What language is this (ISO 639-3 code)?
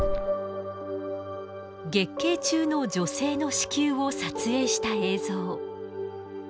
jpn